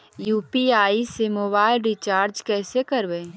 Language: Magahi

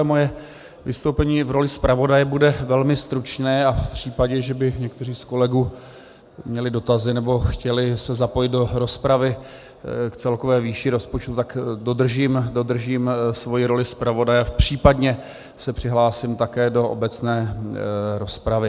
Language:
Czech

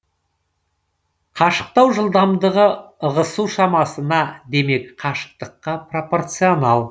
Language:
Kazakh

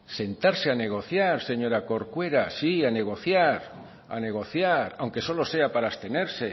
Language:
Spanish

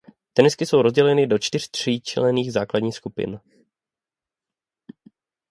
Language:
Czech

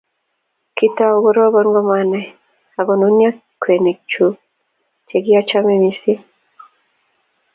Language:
Kalenjin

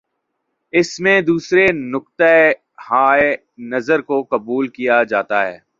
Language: Urdu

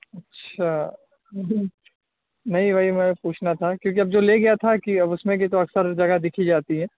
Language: Urdu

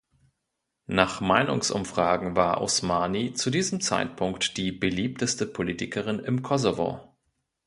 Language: German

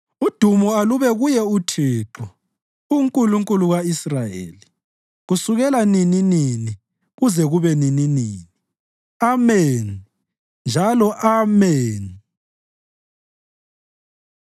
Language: North Ndebele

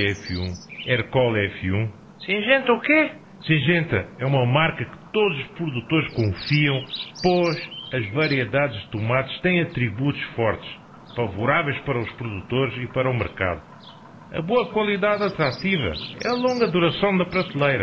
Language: Portuguese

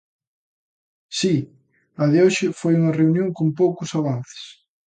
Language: Galician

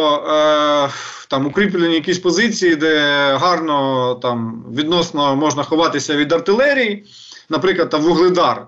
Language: Ukrainian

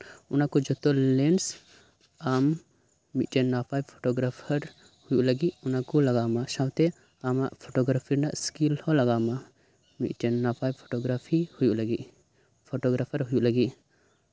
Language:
Santali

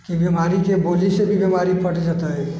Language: Maithili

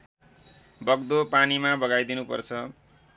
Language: Nepali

